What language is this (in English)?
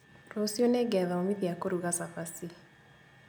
Kikuyu